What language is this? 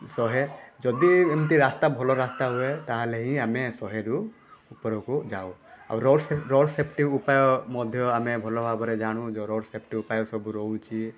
Odia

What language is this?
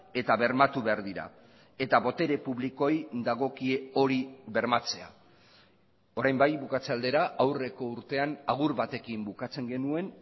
Basque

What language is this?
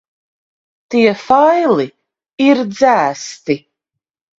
Latvian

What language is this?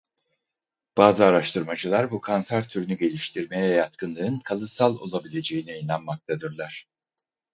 Turkish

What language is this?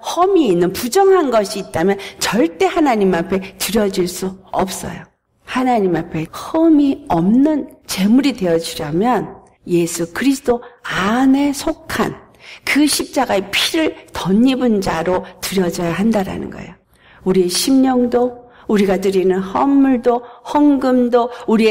Korean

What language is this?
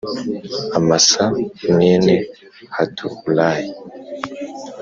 Kinyarwanda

